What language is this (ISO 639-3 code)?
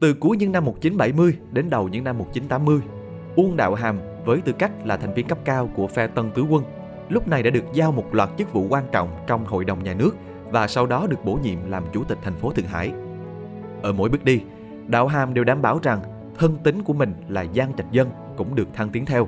vie